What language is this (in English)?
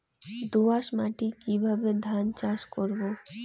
Bangla